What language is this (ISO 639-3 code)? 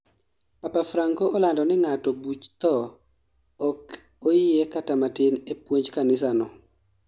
luo